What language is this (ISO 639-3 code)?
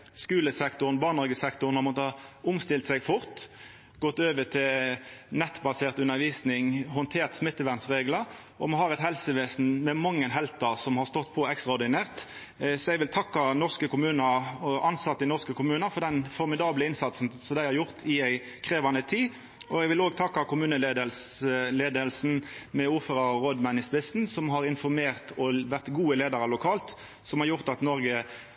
nno